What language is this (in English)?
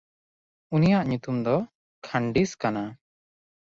Santali